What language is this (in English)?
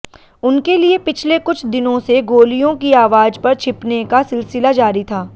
Hindi